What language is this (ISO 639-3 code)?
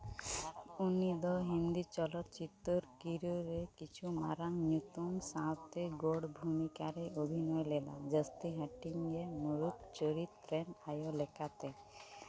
sat